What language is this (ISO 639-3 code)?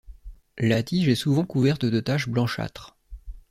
fra